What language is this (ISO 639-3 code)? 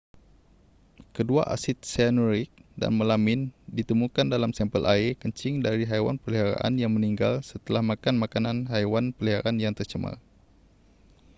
msa